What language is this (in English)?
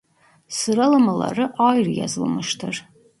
Turkish